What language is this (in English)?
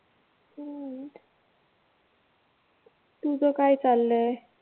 Marathi